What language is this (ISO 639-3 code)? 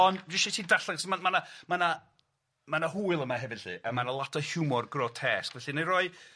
cym